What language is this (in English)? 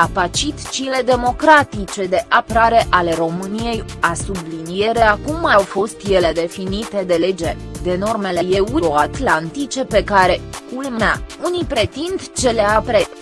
Romanian